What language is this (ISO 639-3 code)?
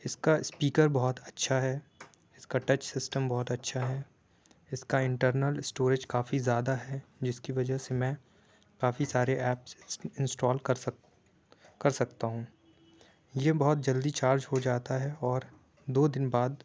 urd